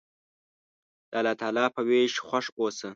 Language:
Pashto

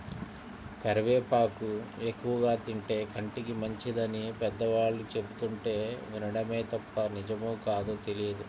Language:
Telugu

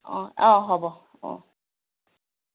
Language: Assamese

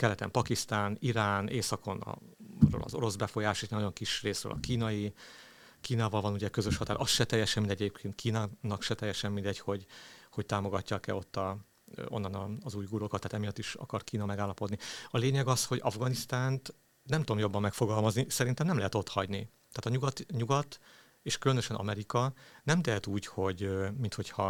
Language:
Hungarian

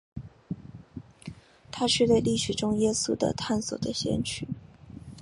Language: Chinese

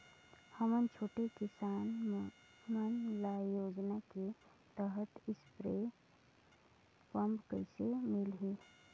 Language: Chhattisgarhi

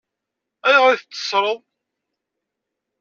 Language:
Kabyle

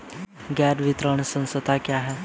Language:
Hindi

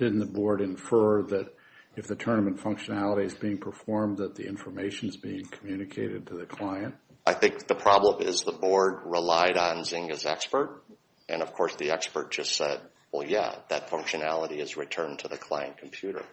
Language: English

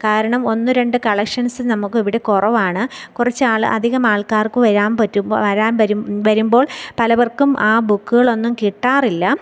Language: Malayalam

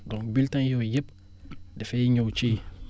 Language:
Wolof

